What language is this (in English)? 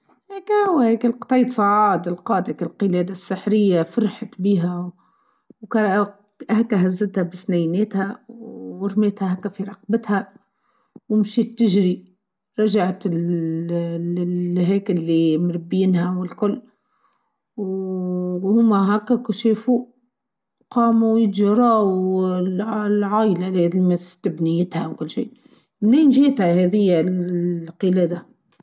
Tunisian Arabic